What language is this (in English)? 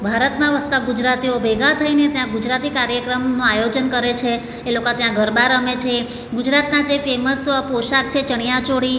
Gujarati